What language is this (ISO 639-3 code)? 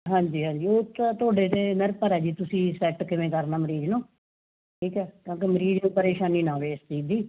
pan